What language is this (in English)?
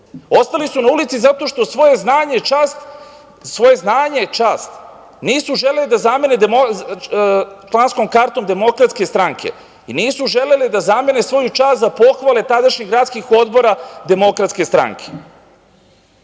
Serbian